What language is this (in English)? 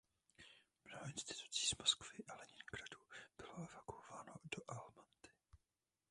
Czech